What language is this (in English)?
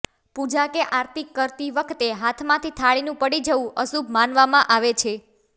Gujarati